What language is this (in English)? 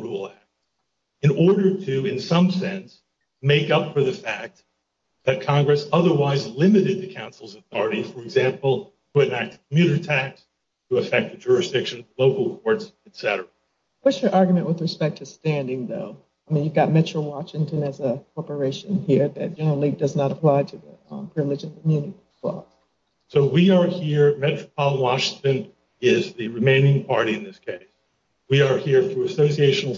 English